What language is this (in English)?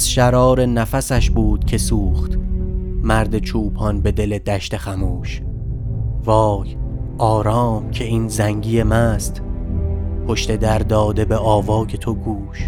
Persian